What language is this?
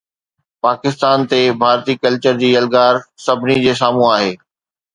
Sindhi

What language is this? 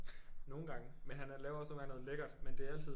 Danish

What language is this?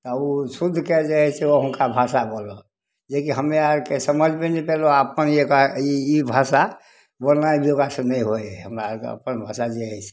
Maithili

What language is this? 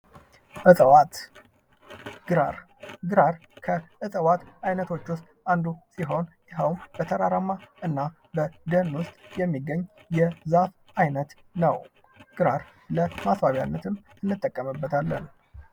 Amharic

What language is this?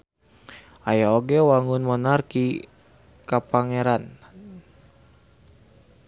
Sundanese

